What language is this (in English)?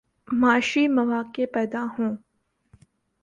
Urdu